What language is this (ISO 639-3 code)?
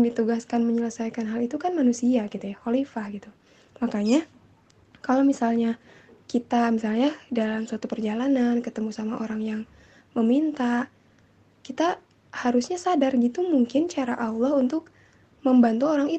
ind